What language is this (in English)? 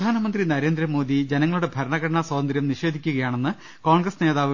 Malayalam